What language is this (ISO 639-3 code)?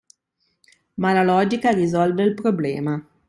ita